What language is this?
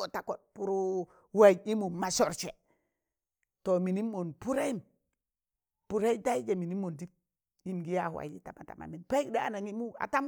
Tangale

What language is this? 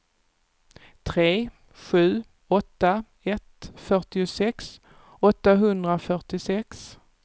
Swedish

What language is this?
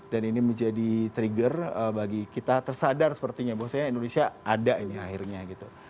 Indonesian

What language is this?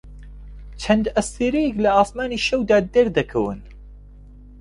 Central Kurdish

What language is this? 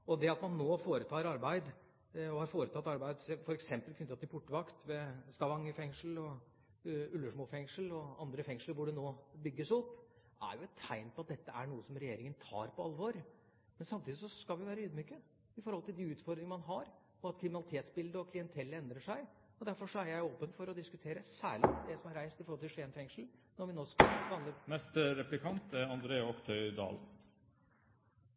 Norwegian Bokmål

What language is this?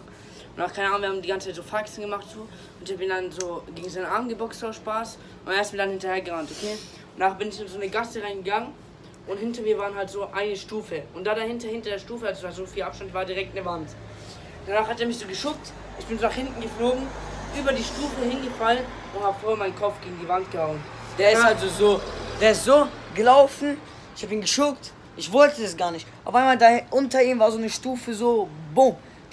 German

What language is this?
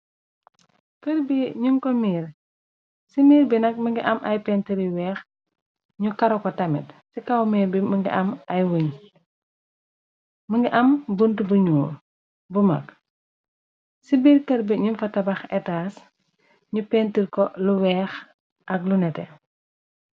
Wolof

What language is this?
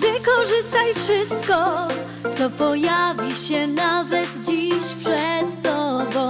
Polish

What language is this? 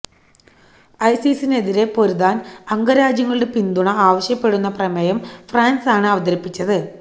Malayalam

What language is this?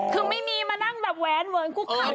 Thai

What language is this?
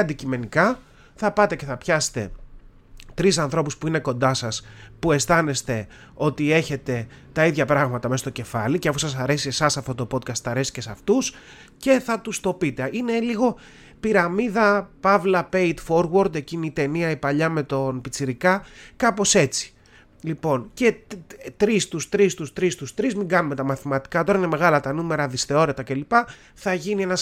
Greek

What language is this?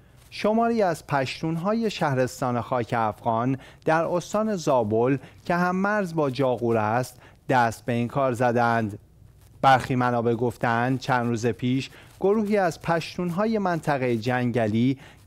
Persian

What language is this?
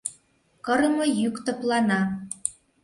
Mari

